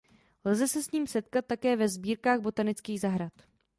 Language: Czech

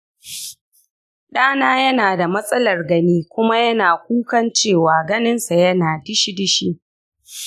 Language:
Hausa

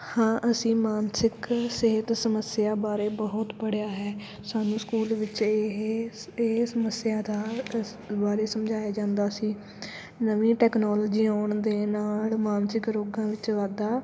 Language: Punjabi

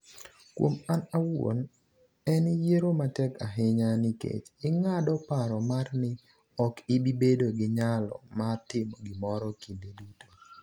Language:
Luo (Kenya and Tanzania)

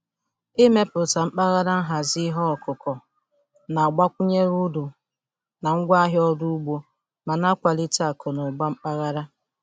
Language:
Igbo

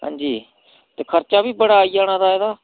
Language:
Dogri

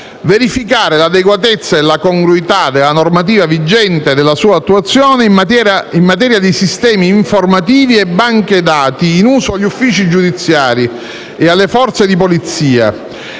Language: Italian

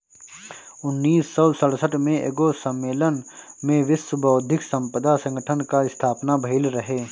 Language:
Bhojpuri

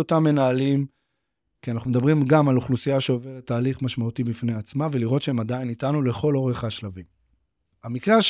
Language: Hebrew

